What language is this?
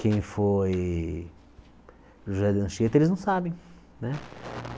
Portuguese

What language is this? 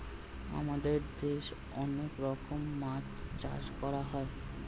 Bangla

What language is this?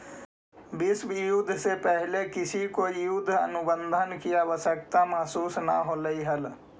Magahi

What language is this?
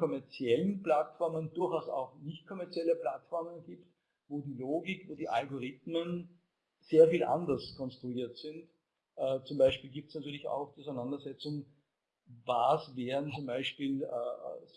German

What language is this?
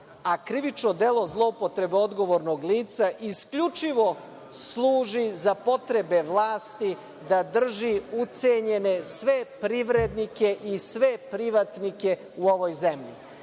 Serbian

